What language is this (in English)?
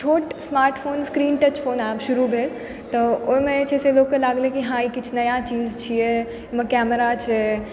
Maithili